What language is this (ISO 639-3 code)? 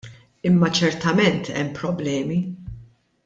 mlt